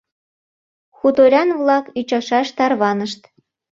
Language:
Mari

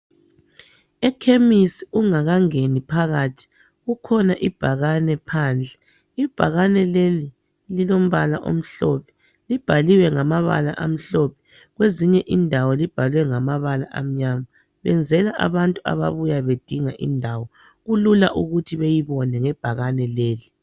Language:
North Ndebele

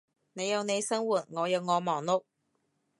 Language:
Cantonese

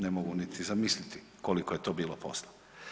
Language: Croatian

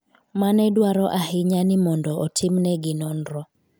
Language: Luo (Kenya and Tanzania)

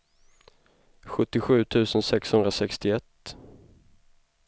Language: Swedish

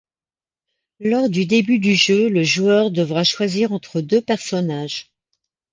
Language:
French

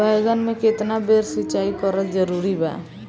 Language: Bhojpuri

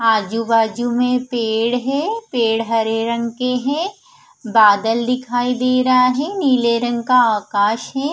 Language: Hindi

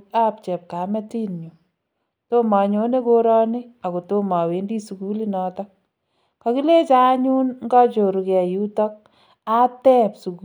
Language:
Kalenjin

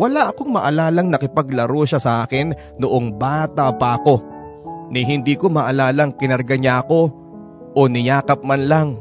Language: Filipino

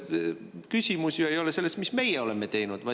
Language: Estonian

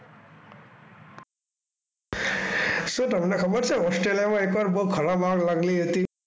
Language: Gujarati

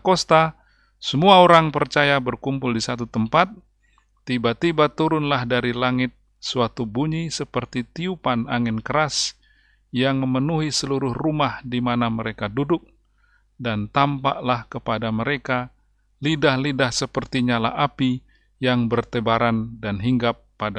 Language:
Indonesian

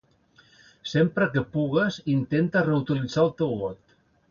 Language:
Catalan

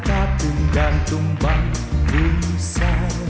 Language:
Vietnamese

